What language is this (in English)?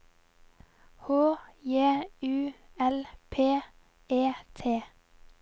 Norwegian